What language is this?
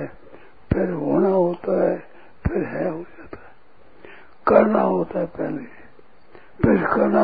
Hindi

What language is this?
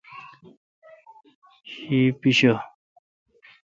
Kalkoti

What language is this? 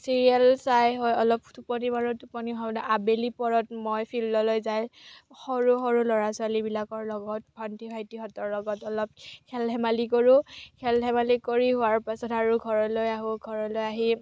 Assamese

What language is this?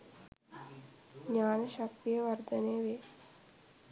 Sinhala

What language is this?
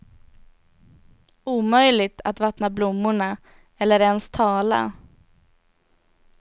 Swedish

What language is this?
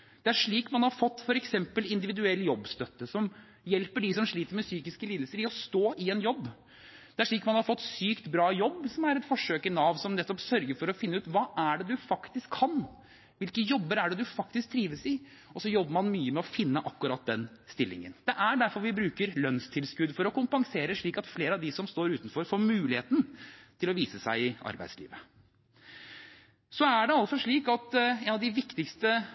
Norwegian Bokmål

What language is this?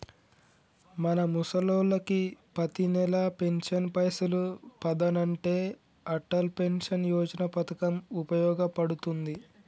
Telugu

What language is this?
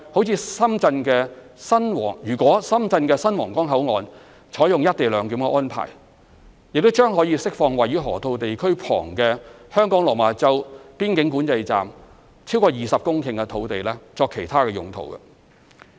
Cantonese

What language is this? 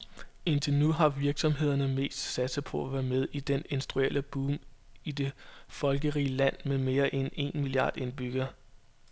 Danish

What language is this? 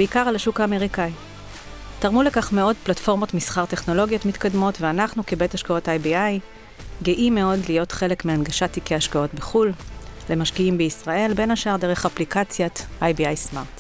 Hebrew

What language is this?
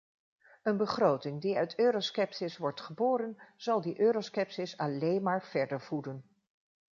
Dutch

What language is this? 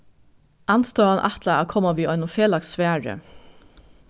Faroese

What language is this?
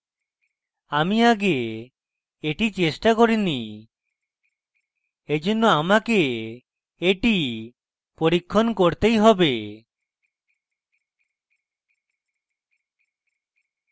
Bangla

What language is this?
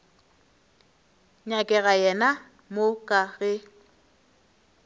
Northern Sotho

